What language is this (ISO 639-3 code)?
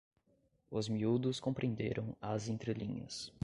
por